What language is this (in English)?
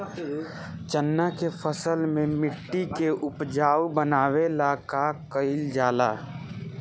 Bhojpuri